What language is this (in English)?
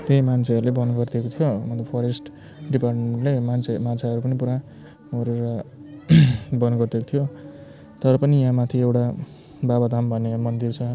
Nepali